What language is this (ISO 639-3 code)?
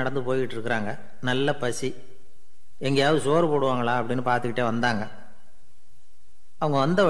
tam